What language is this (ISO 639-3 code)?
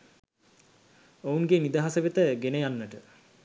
sin